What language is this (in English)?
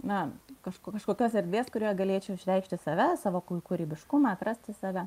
Lithuanian